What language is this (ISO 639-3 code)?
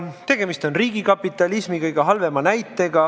est